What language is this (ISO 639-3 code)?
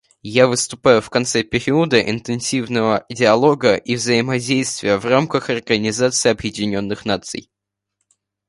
rus